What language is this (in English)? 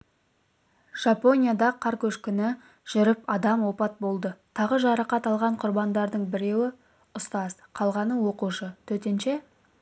Kazakh